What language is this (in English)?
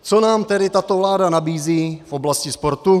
Czech